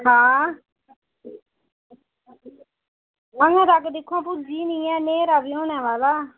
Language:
Dogri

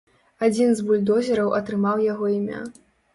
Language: Belarusian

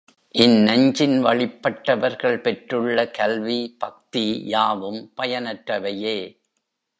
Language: Tamil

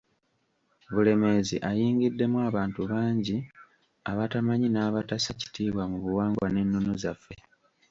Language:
Ganda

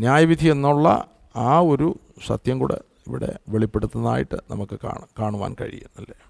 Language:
Malayalam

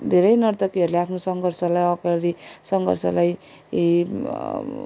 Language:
Nepali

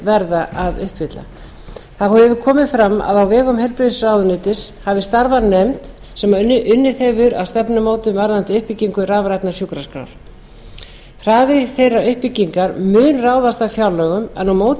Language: Icelandic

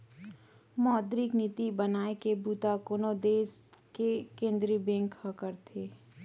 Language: Chhattisgarhi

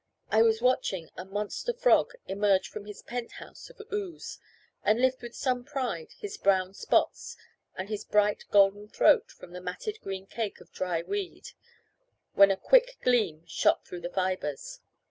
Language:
English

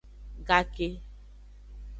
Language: Aja (Benin)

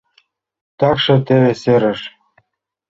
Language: Mari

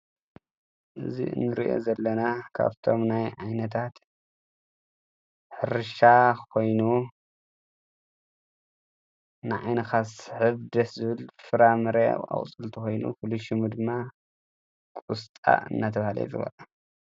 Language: Tigrinya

